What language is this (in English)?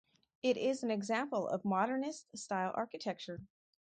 English